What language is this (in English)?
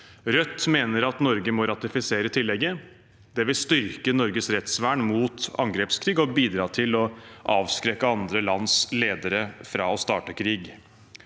Norwegian